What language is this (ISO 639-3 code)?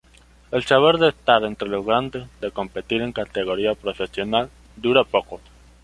spa